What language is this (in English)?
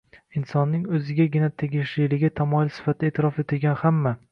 Uzbek